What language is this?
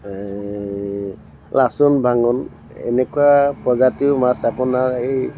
Assamese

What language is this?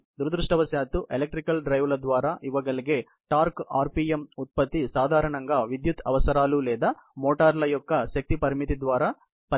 Telugu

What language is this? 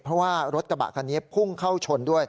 Thai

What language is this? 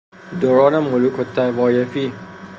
Persian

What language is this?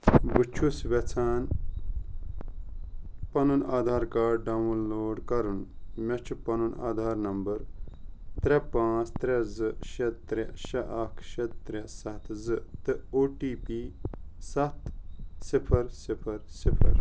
Kashmiri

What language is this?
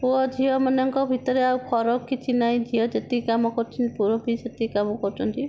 Odia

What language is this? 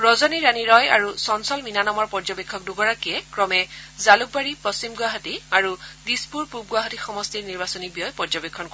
Assamese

